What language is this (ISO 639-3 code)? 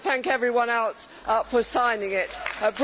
eng